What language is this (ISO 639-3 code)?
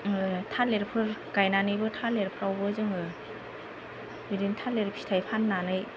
brx